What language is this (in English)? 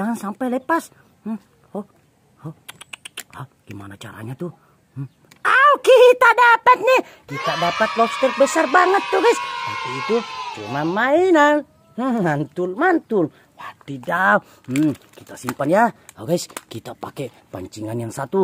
Indonesian